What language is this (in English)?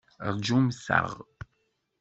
Kabyle